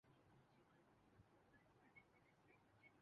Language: Urdu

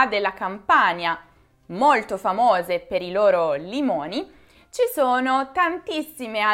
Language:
Italian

